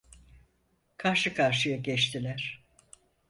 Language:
Turkish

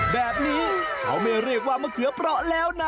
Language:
Thai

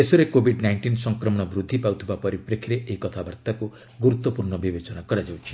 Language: Odia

